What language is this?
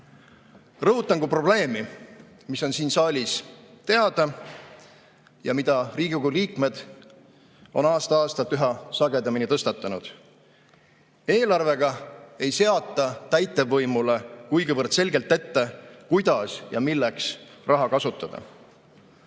Estonian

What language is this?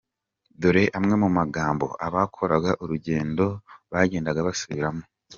Kinyarwanda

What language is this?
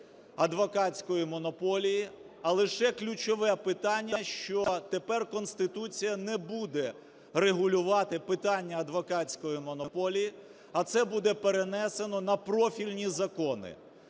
Ukrainian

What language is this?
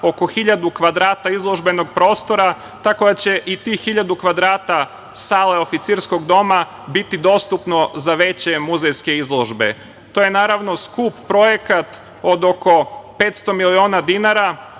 Serbian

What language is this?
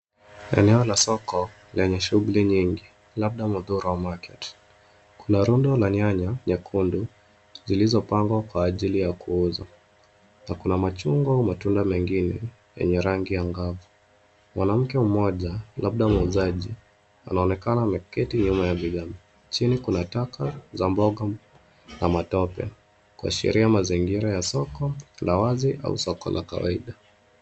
Swahili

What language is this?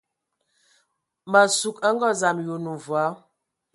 Ewondo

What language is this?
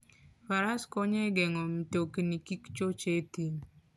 Luo (Kenya and Tanzania)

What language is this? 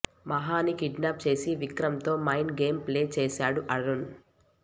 Telugu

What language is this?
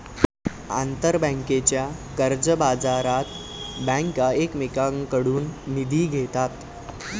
Marathi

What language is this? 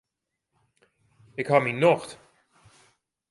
Western Frisian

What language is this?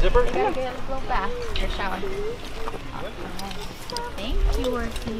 English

